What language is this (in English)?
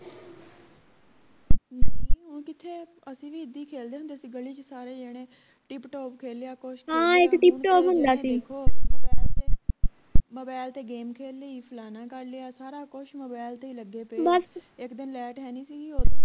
Punjabi